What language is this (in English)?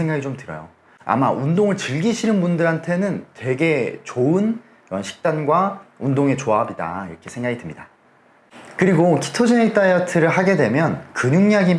Korean